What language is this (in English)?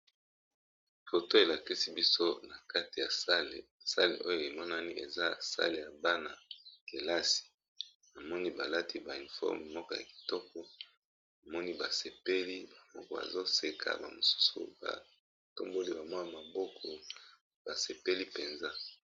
Lingala